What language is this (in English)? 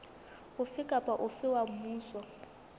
Southern Sotho